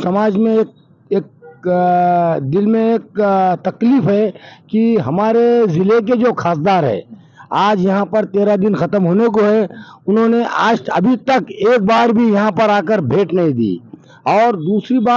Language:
Marathi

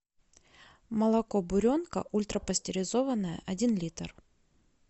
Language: Russian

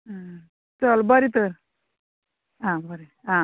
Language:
Konkani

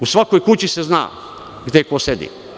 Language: Serbian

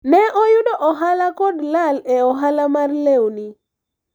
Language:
Luo (Kenya and Tanzania)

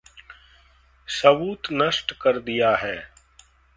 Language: Hindi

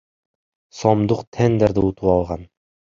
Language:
Kyrgyz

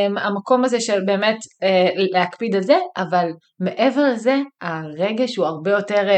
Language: Hebrew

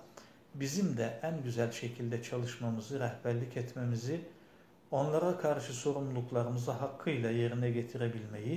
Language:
Turkish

